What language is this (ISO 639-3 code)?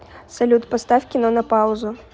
rus